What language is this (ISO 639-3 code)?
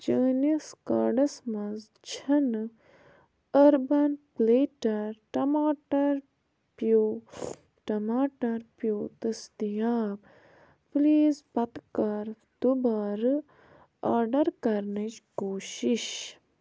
kas